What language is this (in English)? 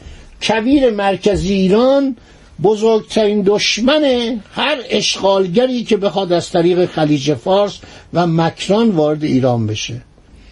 Persian